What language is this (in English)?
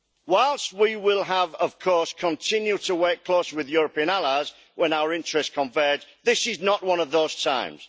English